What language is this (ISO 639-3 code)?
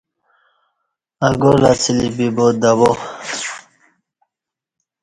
bsh